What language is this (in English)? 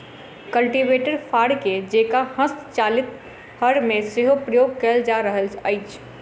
Maithili